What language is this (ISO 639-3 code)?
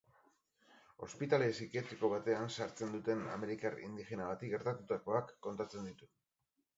eus